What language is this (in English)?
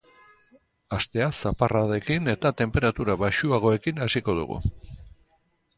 Basque